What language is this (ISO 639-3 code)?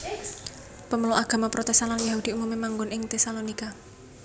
jav